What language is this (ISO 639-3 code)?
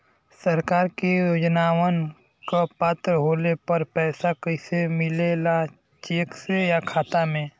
bho